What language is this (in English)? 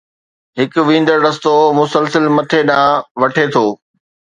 Sindhi